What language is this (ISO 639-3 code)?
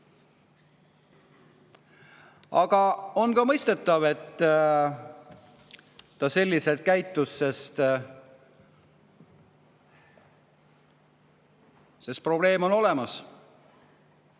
est